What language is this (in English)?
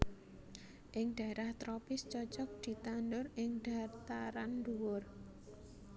Javanese